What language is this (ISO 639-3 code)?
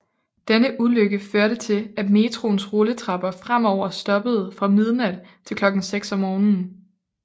dan